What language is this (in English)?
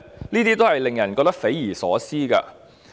Cantonese